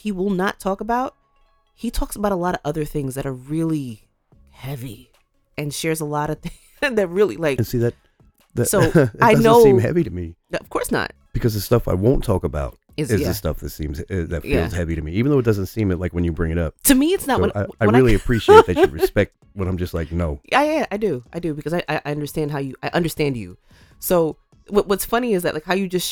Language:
English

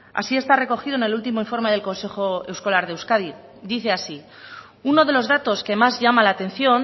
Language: Spanish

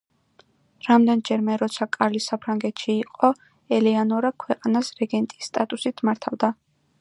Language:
Georgian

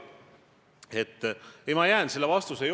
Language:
Estonian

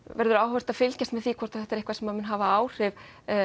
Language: Icelandic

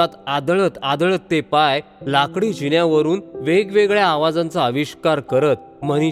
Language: Marathi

